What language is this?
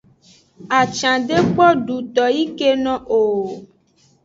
Aja (Benin)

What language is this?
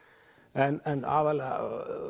Icelandic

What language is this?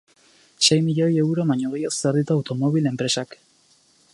Basque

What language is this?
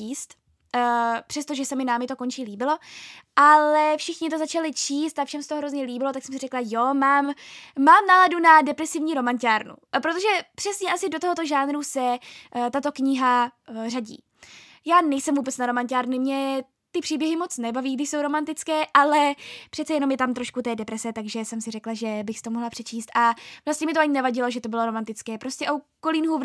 Czech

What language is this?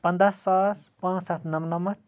Kashmiri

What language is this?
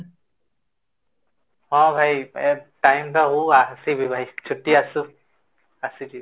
Odia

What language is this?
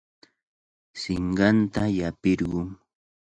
Cajatambo North Lima Quechua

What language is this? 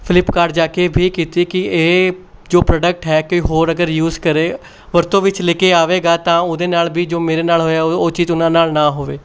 Punjabi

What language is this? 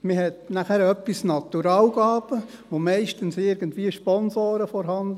Swiss German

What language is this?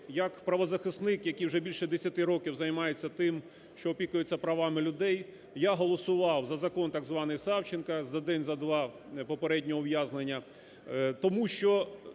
Ukrainian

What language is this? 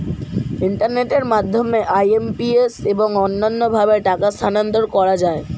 Bangla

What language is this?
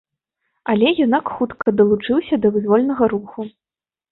Belarusian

